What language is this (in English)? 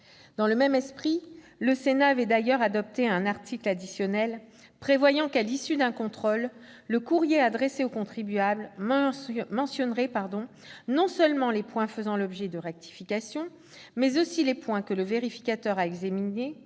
French